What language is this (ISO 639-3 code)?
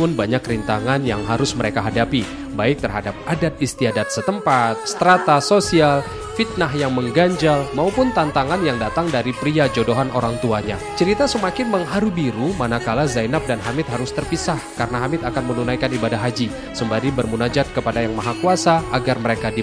ind